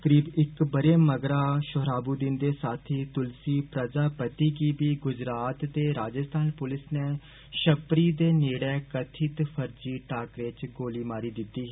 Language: Dogri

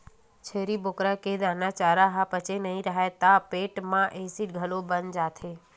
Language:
Chhattisgarhi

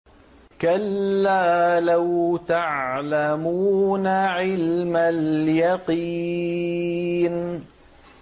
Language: Arabic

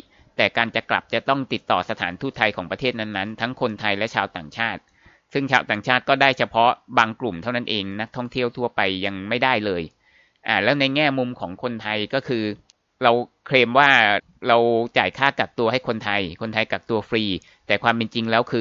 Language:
Thai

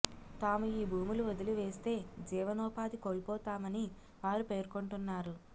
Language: Telugu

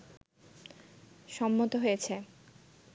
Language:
Bangla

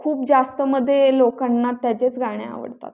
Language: Marathi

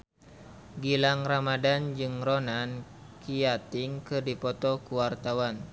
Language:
Sundanese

